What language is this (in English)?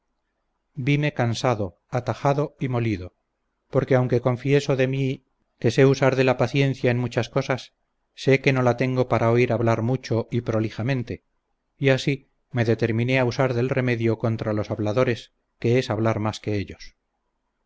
Spanish